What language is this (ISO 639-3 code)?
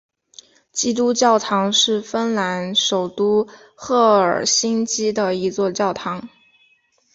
zho